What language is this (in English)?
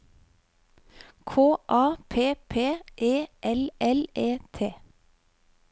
Norwegian